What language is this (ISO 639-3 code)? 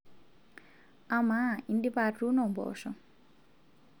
mas